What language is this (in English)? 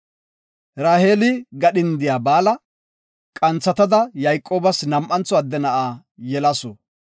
Gofa